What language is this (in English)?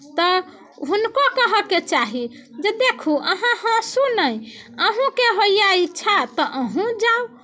Maithili